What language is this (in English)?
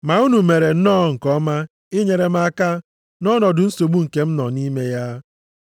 Igbo